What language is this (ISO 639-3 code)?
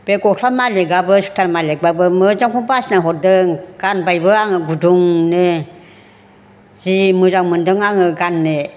brx